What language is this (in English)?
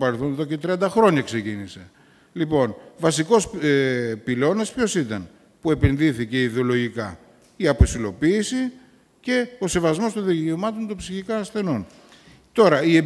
Greek